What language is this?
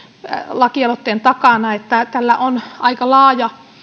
Finnish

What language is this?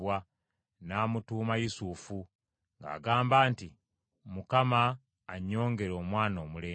Ganda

